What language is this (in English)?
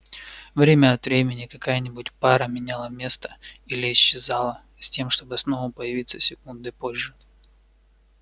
Russian